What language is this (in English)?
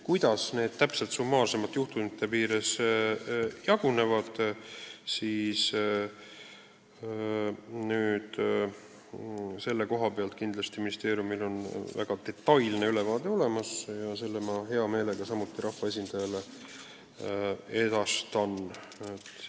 Estonian